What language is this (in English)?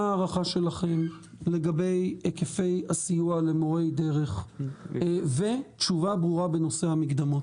Hebrew